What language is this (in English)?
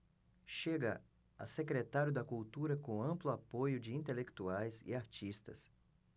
Portuguese